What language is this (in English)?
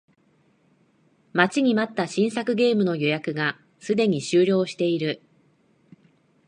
Japanese